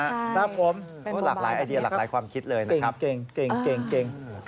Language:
Thai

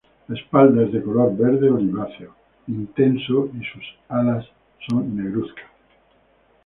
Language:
Spanish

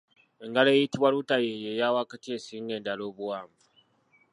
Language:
Ganda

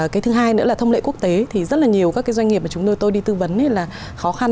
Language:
Vietnamese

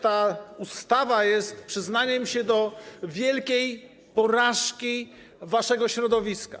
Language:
Polish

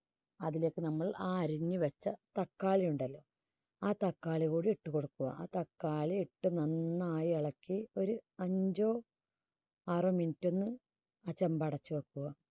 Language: Malayalam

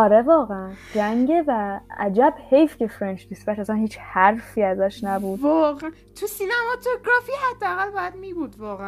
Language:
Persian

